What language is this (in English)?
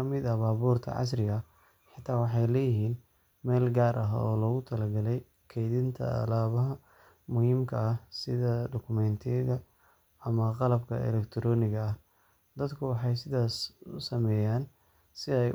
Somali